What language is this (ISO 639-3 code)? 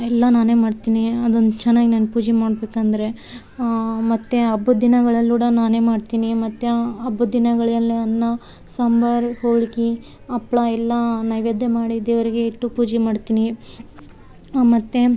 kan